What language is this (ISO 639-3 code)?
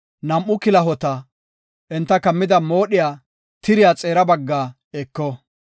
gof